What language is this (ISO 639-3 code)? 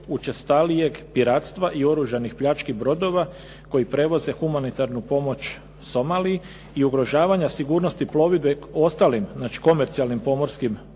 hrv